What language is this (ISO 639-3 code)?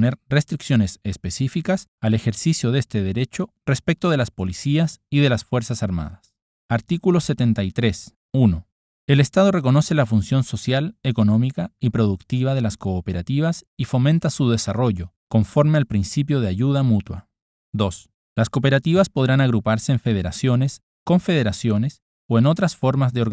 spa